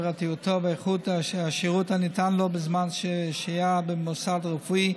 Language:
Hebrew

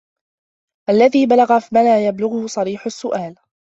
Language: Arabic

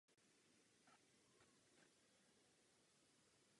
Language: Czech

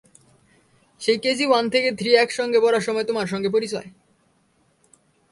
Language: Bangla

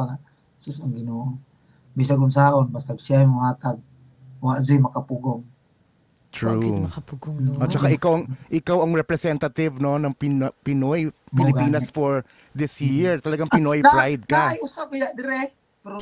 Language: Filipino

